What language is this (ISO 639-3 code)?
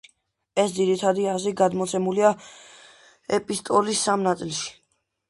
kat